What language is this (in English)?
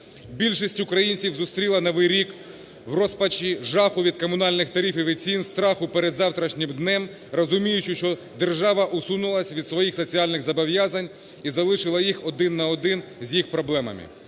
Ukrainian